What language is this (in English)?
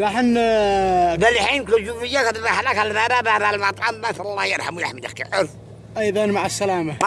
Arabic